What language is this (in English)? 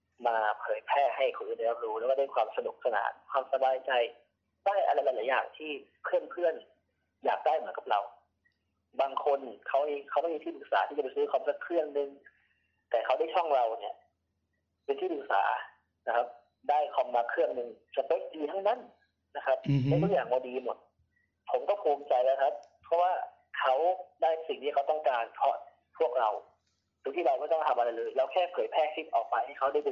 Thai